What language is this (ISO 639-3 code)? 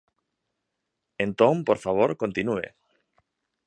glg